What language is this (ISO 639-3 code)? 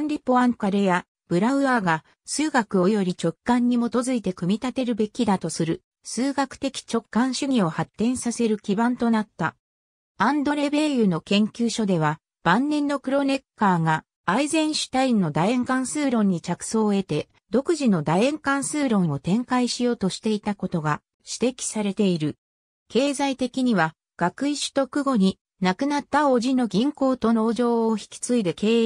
jpn